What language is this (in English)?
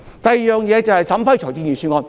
Cantonese